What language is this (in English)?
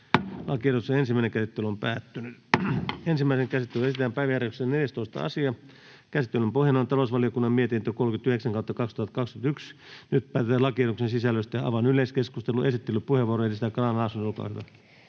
Finnish